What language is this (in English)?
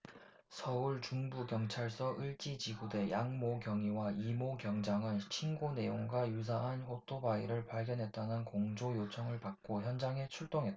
Korean